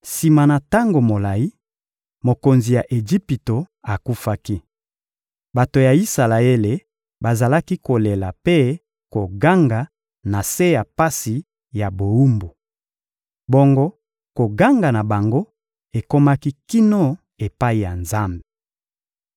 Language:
Lingala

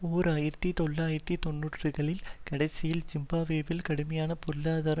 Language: Tamil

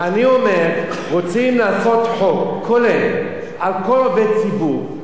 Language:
Hebrew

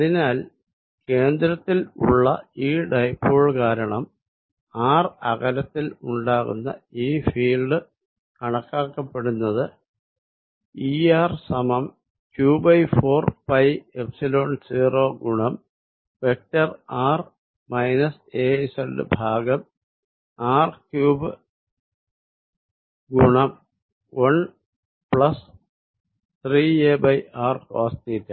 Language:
Malayalam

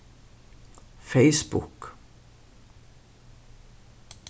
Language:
Faroese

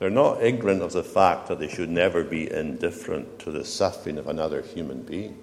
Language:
English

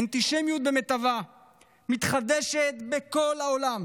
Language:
Hebrew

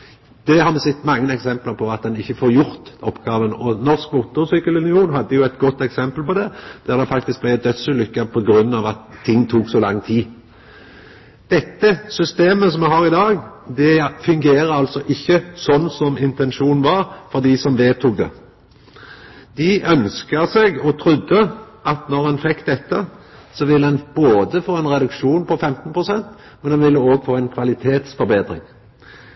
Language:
Norwegian Nynorsk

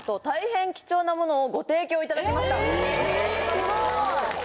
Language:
Japanese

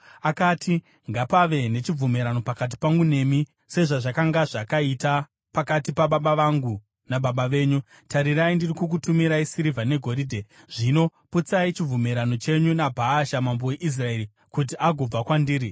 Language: Shona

